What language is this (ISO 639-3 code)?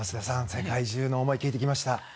jpn